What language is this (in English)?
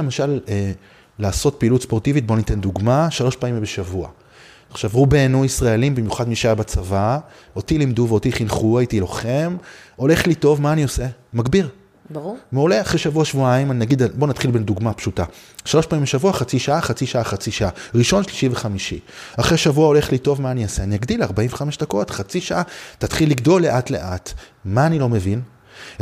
Hebrew